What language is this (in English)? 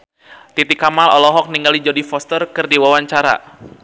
Sundanese